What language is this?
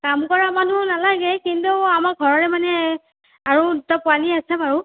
Assamese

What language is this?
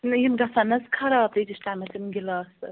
Kashmiri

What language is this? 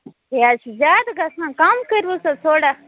Kashmiri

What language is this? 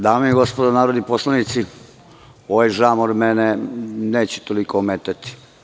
Serbian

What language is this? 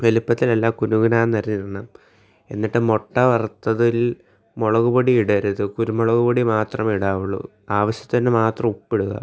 Malayalam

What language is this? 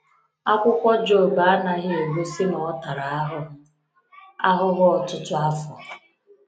Igbo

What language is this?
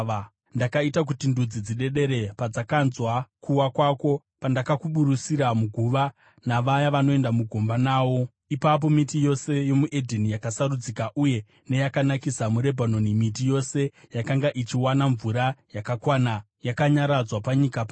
Shona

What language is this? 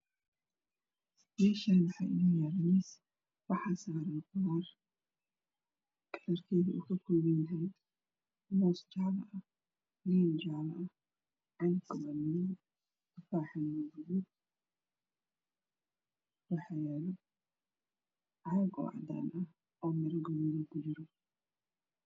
Somali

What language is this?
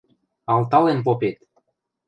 Western Mari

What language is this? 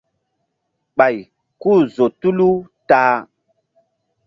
Mbum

